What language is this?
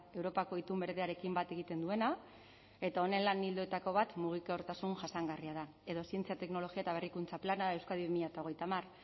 Basque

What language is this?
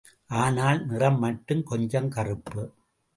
Tamil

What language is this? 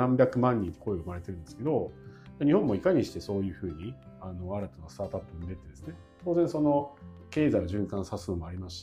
Japanese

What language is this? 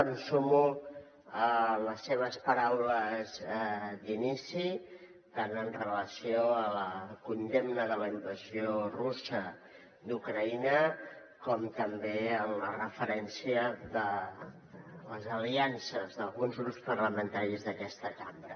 Catalan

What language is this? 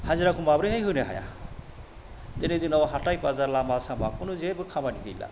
Bodo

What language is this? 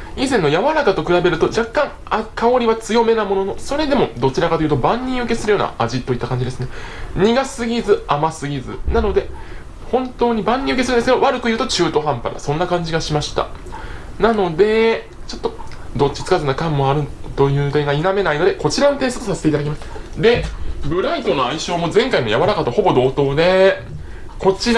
Japanese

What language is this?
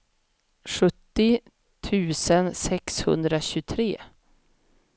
Swedish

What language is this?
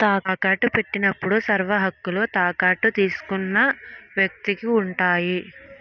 Telugu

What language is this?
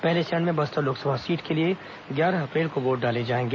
Hindi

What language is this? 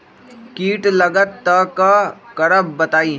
Magahi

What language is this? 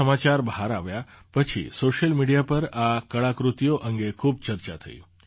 Gujarati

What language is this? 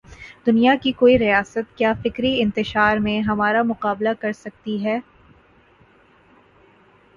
Urdu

